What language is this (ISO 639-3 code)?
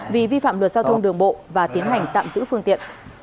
vie